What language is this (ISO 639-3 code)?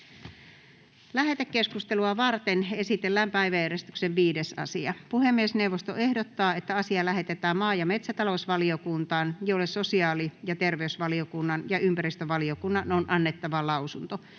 fin